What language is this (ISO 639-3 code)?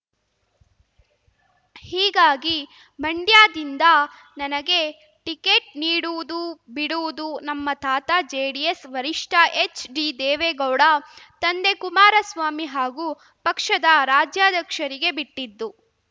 kan